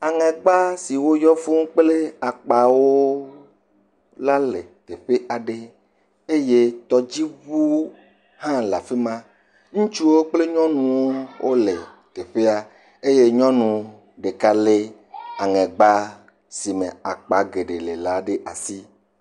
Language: Ewe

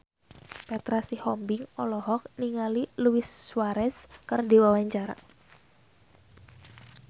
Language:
Sundanese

